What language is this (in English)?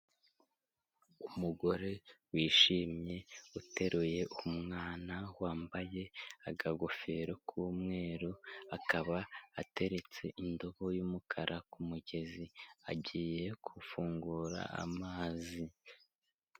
Kinyarwanda